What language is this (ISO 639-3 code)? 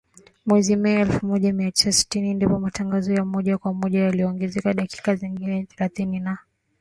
swa